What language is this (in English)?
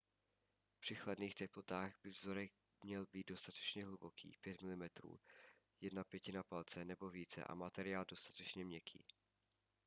Czech